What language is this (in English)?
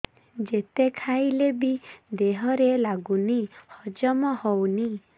Odia